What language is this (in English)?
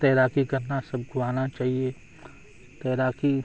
Urdu